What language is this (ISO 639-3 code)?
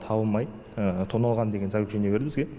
kaz